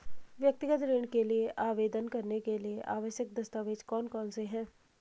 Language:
Hindi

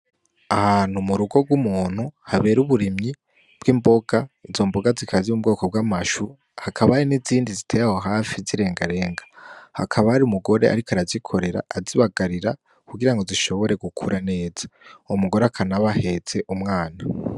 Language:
Rundi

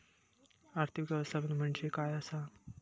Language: Marathi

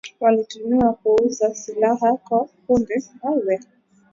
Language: Swahili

